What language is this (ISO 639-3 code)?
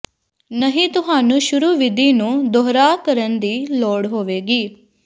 pan